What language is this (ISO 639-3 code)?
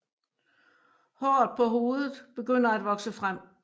dan